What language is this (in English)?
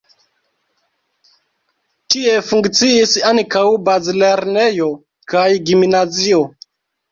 Esperanto